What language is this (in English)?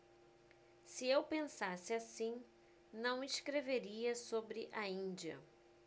Portuguese